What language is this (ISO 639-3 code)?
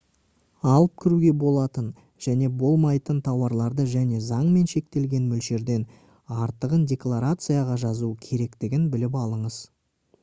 kaz